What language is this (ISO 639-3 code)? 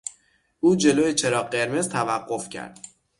fas